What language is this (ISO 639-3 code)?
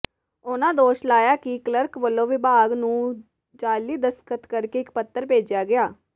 pan